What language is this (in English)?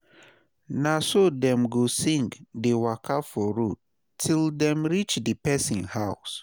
Nigerian Pidgin